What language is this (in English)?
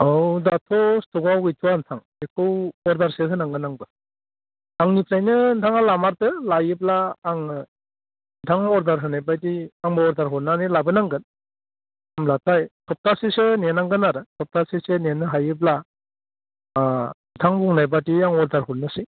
Bodo